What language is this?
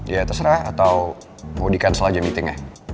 Indonesian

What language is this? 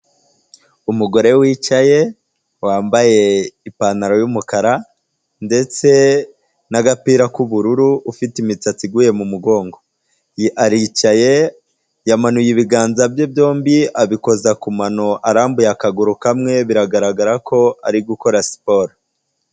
Kinyarwanda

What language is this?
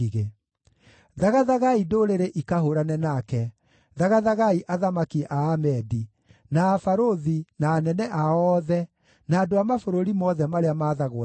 Kikuyu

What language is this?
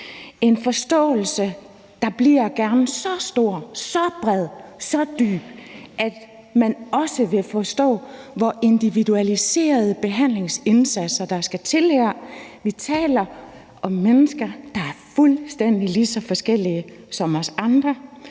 Danish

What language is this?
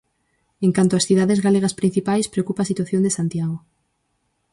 Galician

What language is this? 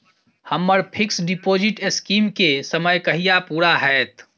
Maithili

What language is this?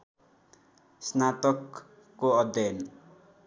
Nepali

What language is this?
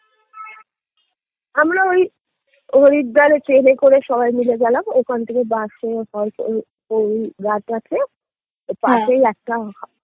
Bangla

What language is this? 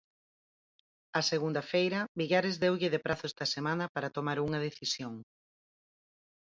Galician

